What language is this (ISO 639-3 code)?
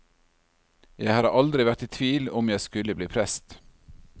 nor